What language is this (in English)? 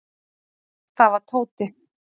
Icelandic